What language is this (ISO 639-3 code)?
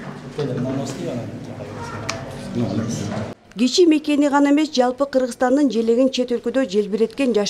tur